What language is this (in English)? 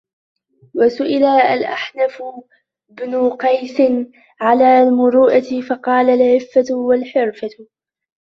Arabic